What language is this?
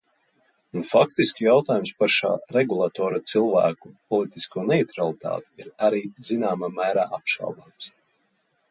Latvian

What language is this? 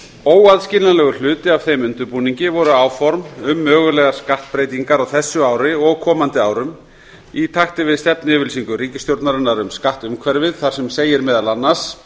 Icelandic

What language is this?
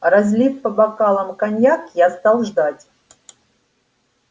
Russian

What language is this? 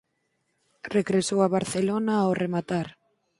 Galician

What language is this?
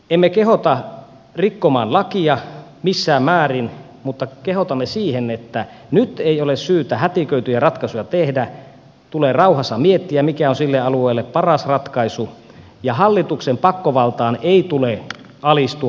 Finnish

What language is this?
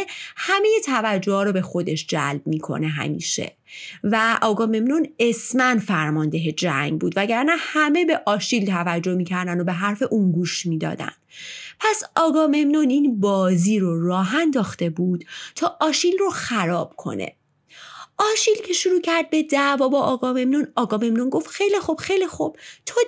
Persian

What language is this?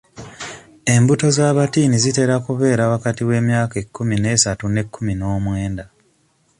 Ganda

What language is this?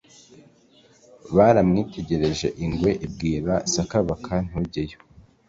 Kinyarwanda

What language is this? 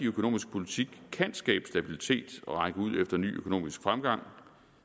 Danish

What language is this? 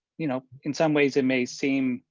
English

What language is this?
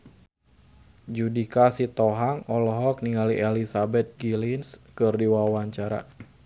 Sundanese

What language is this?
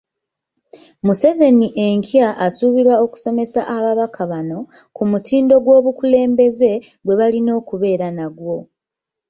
Ganda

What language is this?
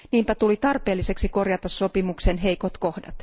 Finnish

